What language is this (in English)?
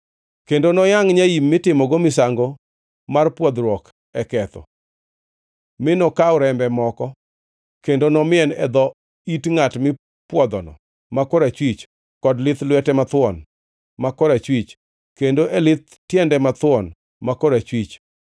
Luo (Kenya and Tanzania)